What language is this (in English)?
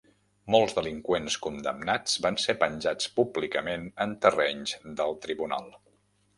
Catalan